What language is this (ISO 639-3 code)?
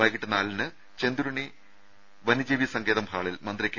mal